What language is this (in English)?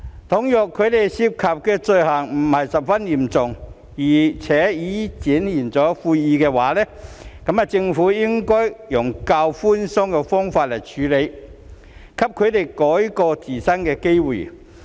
Cantonese